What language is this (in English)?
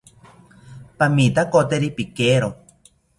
South Ucayali Ashéninka